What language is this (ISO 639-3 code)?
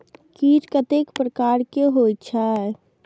mai